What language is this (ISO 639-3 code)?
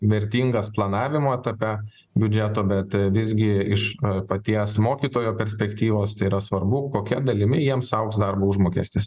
lit